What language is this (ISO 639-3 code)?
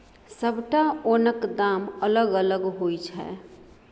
mai